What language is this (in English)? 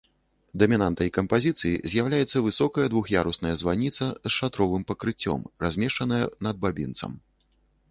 Belarusian